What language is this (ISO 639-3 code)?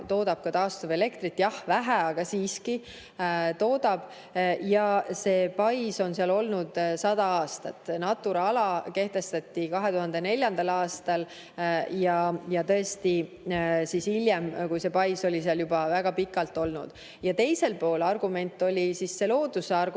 est